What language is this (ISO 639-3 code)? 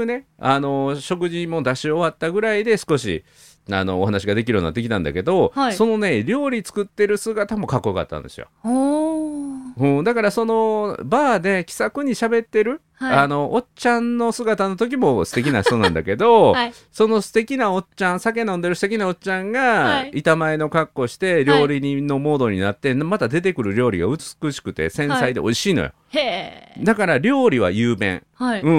jpn